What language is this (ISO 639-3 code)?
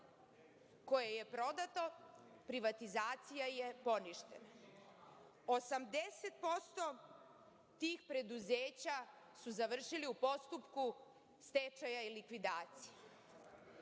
srp